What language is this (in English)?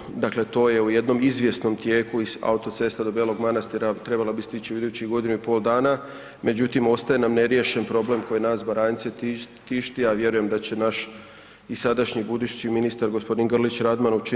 Croatian